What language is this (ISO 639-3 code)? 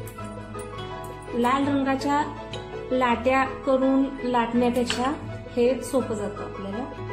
hin